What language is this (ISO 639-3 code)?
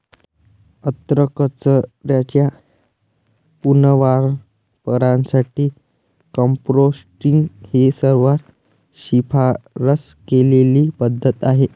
mar